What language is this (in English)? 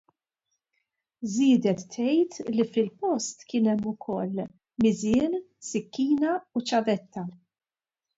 Maltese